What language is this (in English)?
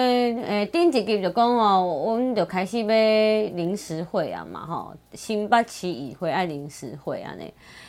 Chinese